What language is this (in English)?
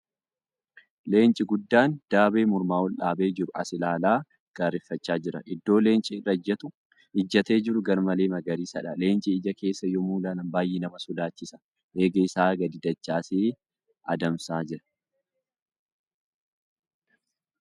Oromo